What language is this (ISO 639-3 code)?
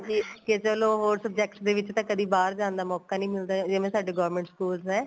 pan